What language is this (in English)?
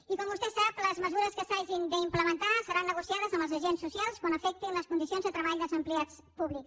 Catalan